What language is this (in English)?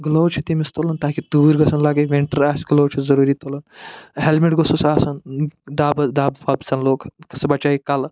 Kashmiri